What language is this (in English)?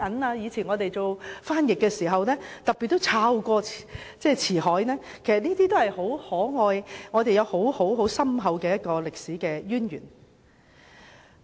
Cantonese